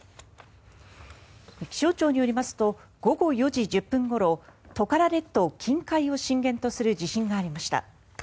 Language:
Japanese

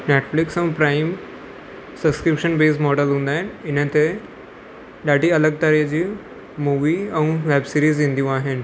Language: Sindhi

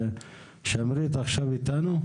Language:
Hebrew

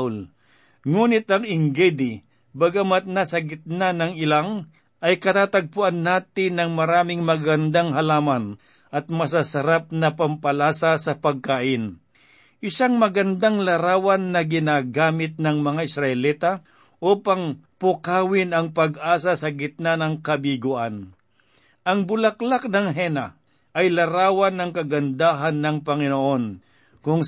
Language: Filipino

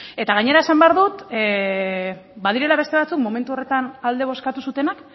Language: Basque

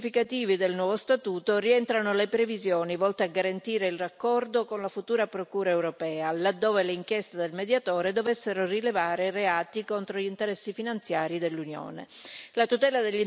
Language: Italian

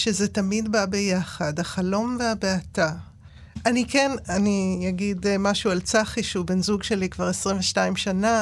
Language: Hebrew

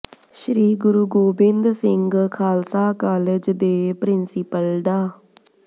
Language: Punjabi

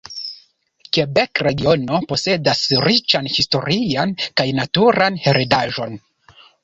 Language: Esperanto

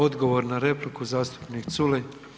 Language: Croatian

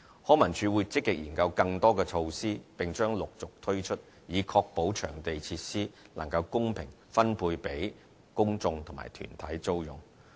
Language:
Cantonese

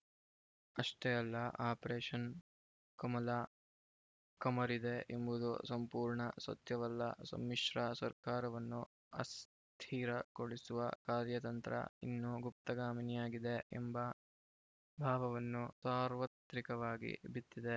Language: Kannada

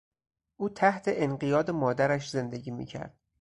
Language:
Persian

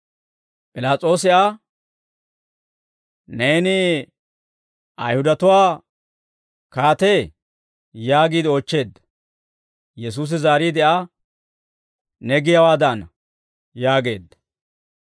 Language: Dawro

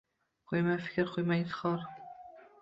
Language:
Uzbek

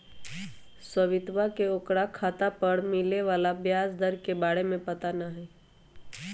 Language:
Magahi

